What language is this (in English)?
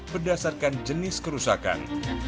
Indonesian